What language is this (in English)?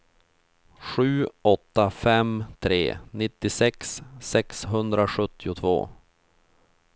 Swedish